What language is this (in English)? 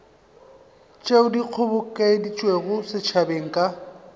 Northern Sotho